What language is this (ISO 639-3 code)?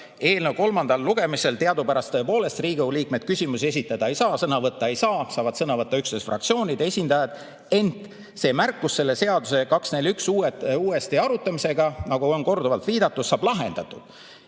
est